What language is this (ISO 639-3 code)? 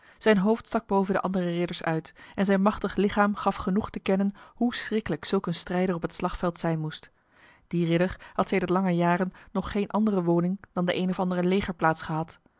nld